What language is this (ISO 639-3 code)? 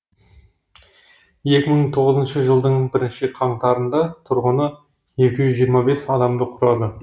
kaz